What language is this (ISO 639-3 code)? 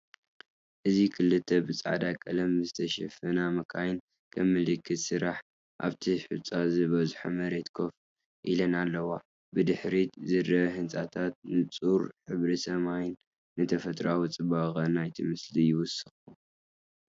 tir